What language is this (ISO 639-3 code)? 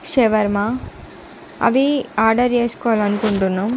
tel